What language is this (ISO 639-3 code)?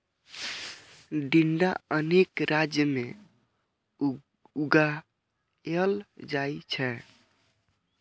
mai